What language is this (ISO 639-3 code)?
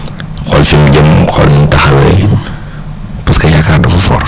wol